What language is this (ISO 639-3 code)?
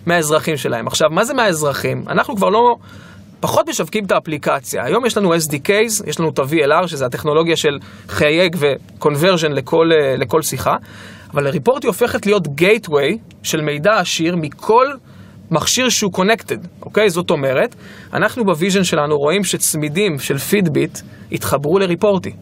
heb